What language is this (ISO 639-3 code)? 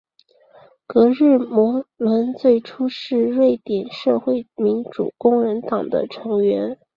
zho